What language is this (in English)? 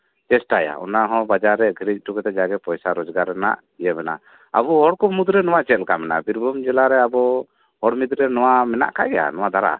Santali